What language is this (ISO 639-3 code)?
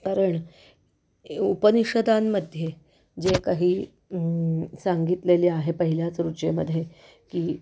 mar